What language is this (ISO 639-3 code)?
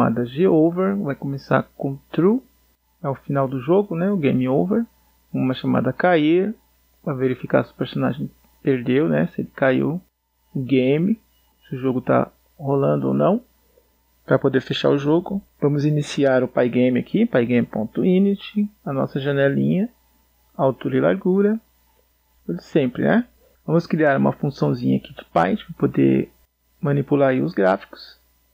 por